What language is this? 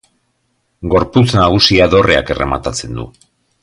Basque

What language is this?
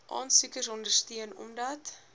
Afrikaans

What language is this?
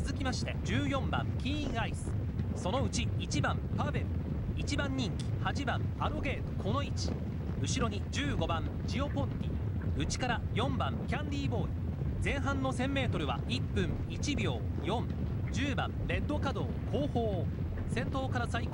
Japanese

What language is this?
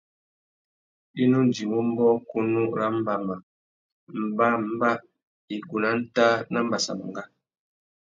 Tuki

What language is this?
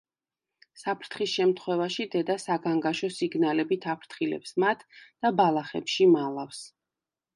Georgian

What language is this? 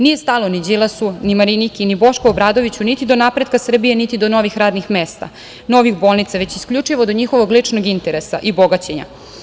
Serbian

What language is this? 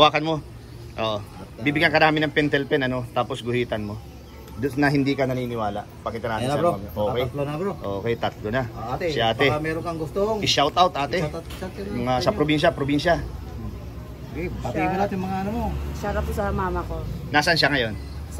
Filipino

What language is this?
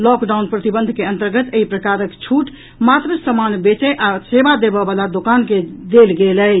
Maithili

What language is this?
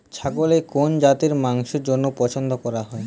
Bangla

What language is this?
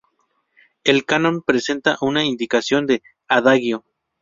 Spanish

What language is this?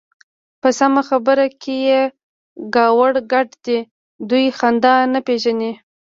Pashto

